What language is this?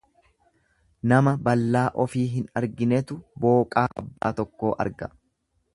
Oromo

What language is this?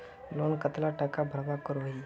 Magahi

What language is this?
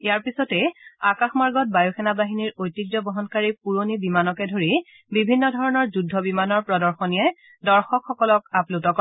Assamese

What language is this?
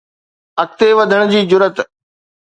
Sindhi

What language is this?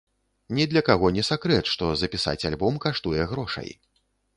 Belarusian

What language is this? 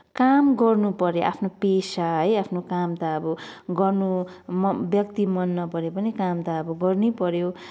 Nepali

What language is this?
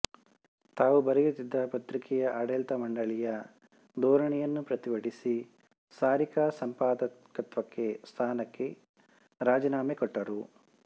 Kannada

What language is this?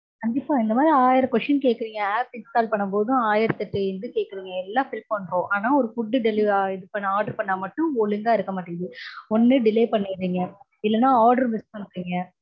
Tamil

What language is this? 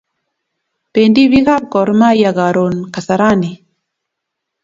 Kalenjin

